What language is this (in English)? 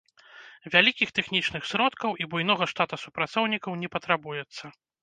Belarusian